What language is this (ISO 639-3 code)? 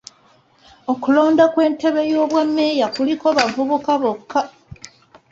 lug